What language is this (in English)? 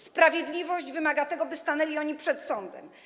Polish